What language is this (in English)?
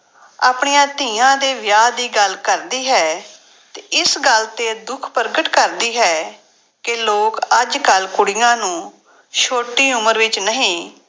Punjabi